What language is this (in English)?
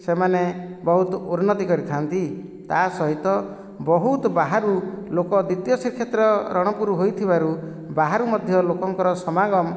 Odia